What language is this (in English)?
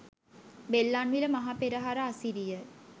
Sinhala